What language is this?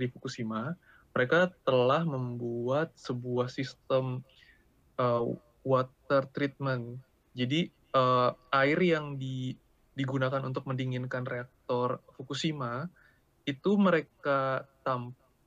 Indonesian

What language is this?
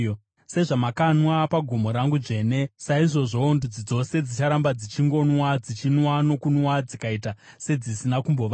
Shona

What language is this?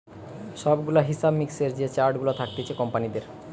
Bangla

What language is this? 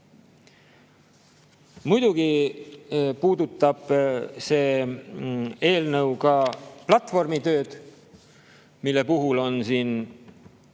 Estonian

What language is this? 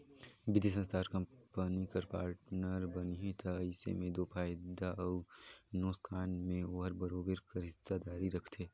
Chhattisgarhi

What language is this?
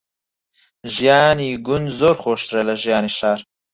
Central Kurdish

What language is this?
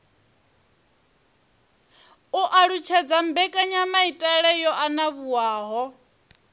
Venda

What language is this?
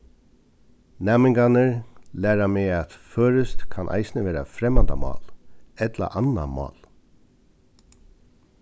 Faroese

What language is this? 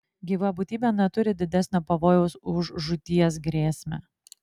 Lithuanian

